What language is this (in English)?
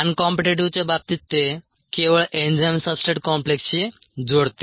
Marathi